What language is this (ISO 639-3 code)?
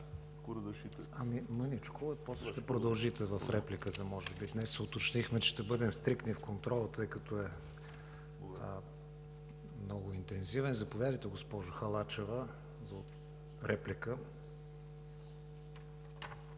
bul